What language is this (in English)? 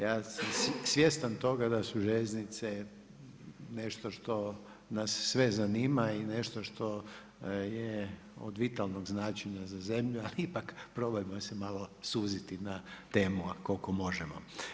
Croatian